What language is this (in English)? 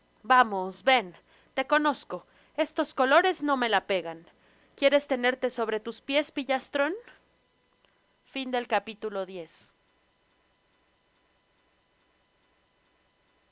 Spanish